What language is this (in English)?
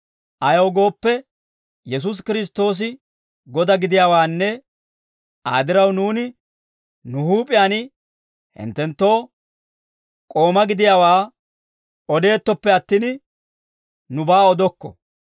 Dawro